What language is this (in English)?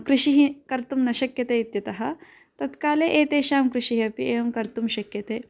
Sanskrit